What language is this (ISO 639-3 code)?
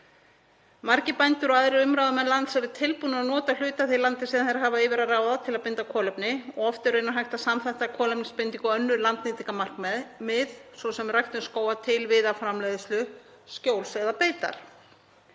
isl